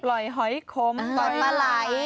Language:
Thai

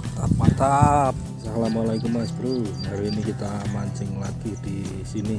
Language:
Indonesian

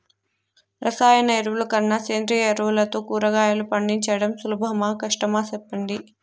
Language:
Telugu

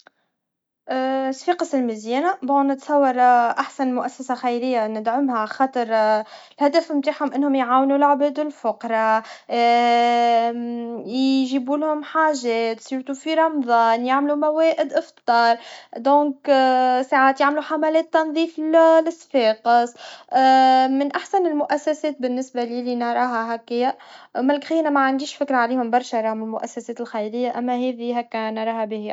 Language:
Tunisian Arabic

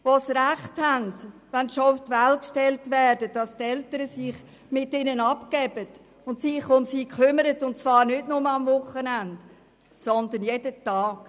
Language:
Swiss German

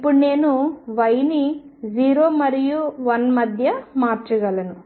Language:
Telugu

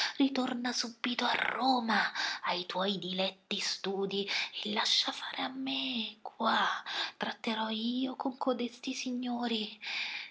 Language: Italian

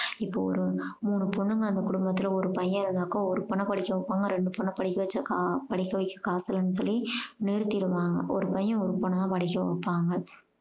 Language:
Tamil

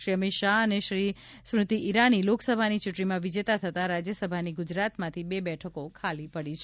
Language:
Gujarati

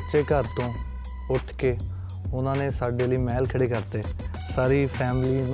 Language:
Punjabi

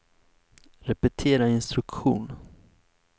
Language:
Swedish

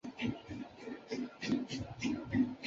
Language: Chinese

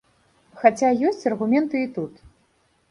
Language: Belarusian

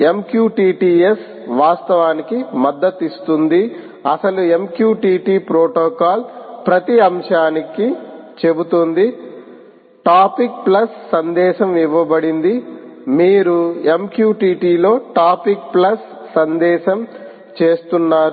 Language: Telugu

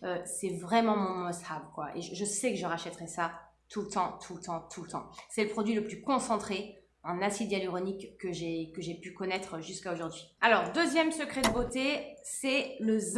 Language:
French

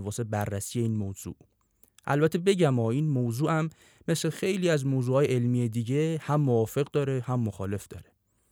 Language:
Persian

